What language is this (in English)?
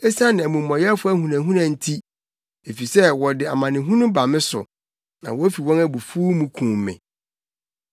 Akan